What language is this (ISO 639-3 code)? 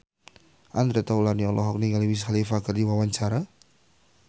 sun